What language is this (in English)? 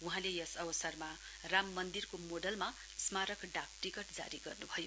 Nepali